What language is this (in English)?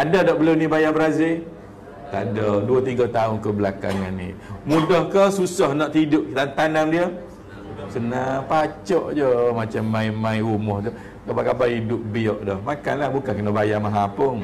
Malay